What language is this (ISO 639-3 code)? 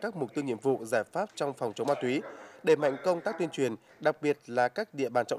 vie